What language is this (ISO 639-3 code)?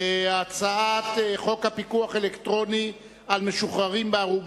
heb